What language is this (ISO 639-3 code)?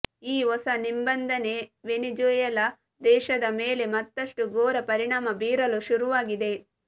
kan